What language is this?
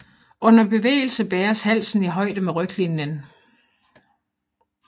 Danish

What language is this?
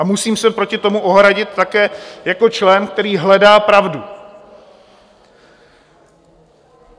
Czech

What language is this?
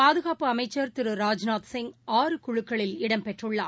Tamil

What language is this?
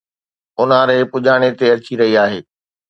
Sindhi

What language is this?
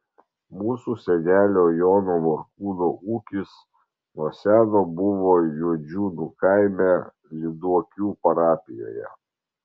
Lithuanian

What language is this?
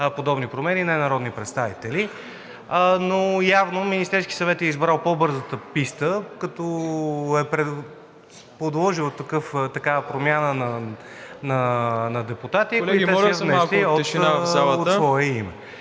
Bulgarian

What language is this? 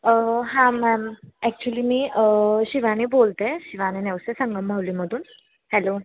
Marathi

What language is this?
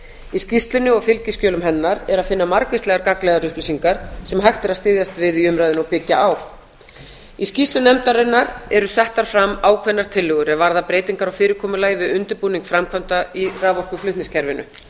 Icelandic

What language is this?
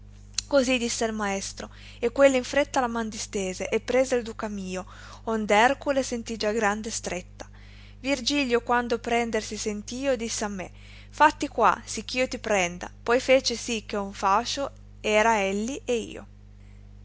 Italian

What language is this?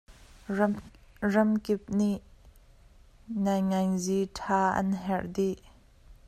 Hakha Chin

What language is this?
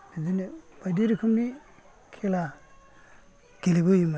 Bodo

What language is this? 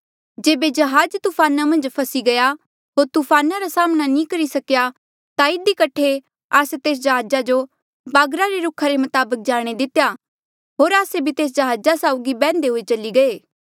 Mandeali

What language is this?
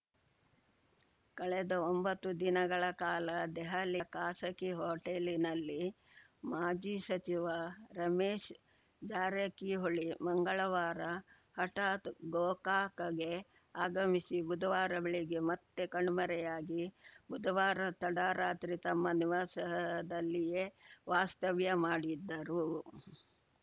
Kannada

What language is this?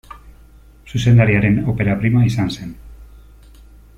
Basque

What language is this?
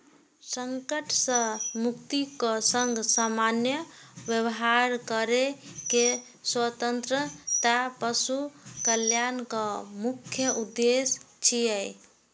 Maithili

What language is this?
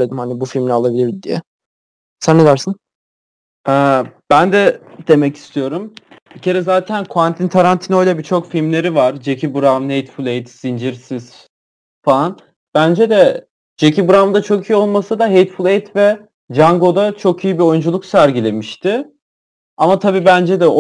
Turkish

